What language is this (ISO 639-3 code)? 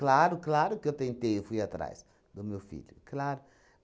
por